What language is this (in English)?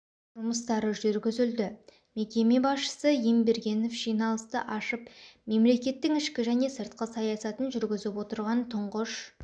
Kazakh